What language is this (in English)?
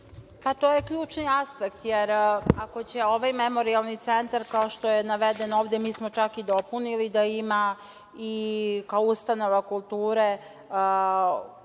Serbian